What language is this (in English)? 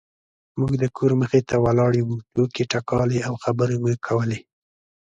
Pashto